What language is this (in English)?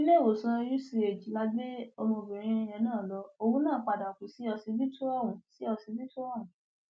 Yoruba